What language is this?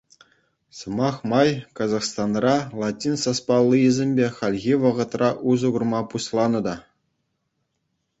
Chuvash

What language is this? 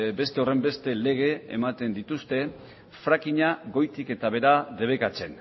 Basque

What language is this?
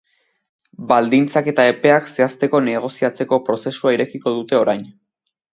Basque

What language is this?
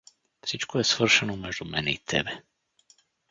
Bulgarian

